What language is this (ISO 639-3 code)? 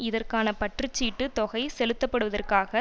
tam